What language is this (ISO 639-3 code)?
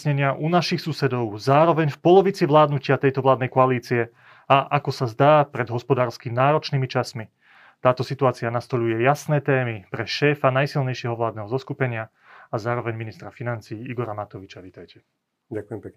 slk